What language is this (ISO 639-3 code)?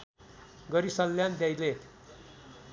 nep